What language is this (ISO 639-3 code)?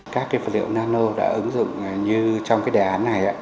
vie